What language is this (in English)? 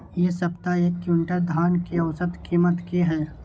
Maithili